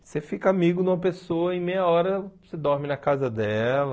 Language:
Portuguese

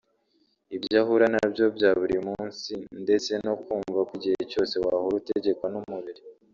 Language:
Kinyarwanda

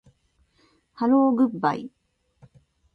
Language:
Japanese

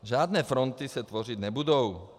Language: Czech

